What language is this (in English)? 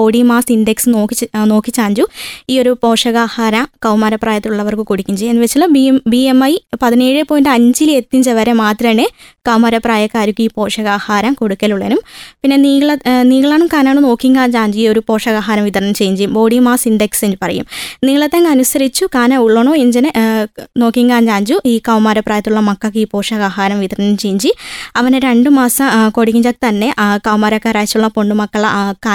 Malayalam